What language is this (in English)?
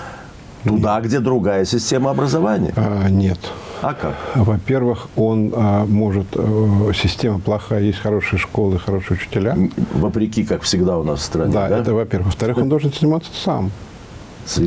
Russian